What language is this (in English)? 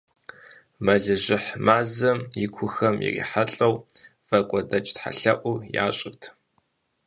Kabardian